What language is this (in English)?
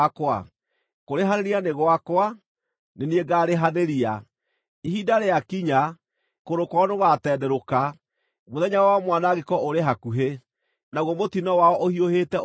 Kikuyu